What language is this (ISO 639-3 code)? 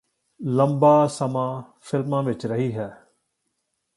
pan